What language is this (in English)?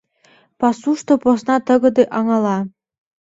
Mari